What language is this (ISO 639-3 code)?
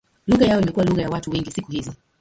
swa